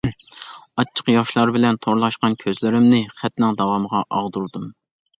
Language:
Uyghur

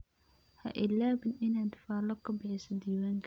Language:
Somali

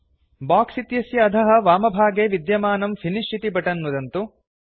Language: Sanskrit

